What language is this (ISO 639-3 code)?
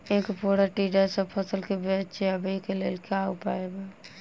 mai